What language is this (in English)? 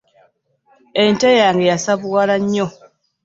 Ganda